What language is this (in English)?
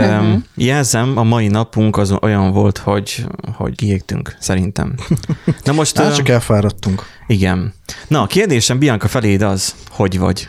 Hungarian